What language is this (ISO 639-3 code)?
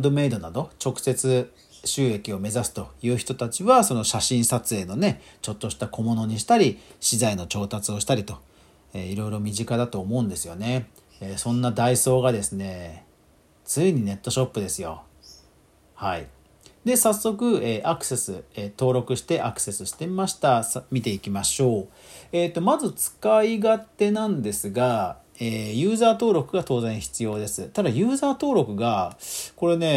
jpn